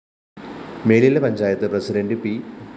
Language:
Malayalam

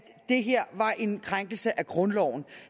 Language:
Danish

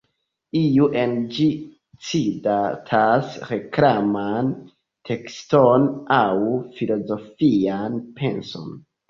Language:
Esperanto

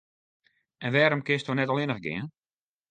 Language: Western Frisian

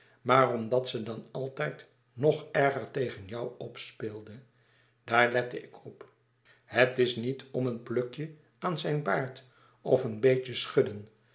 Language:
Dutch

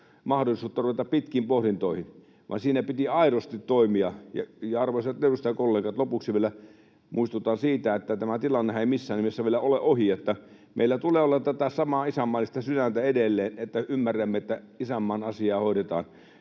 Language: Finnish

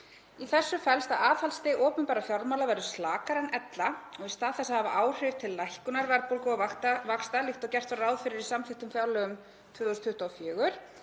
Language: Icelandic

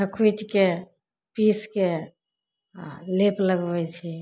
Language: Maithili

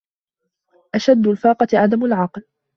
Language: Arabic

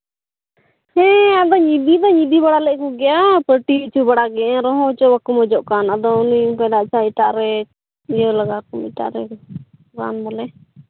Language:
Santali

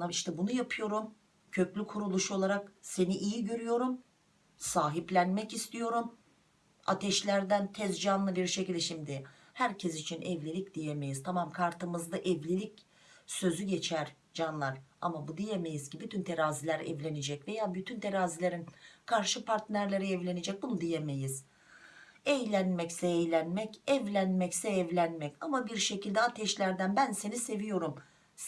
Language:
Turkish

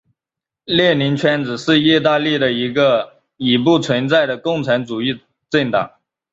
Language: Chinese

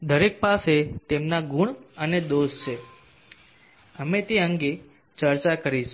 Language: Gujarati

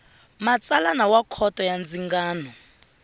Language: Tsonga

